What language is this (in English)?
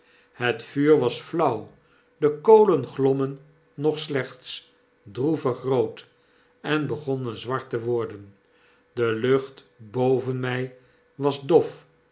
Dutch